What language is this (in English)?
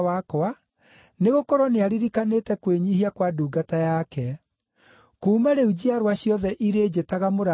Kikuyu